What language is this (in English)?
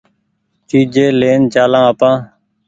Goaria